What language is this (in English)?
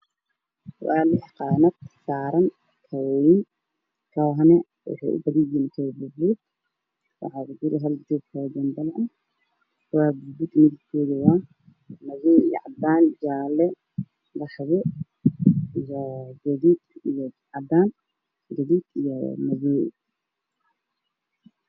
Somali